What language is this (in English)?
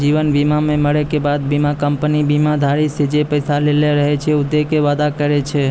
Maithili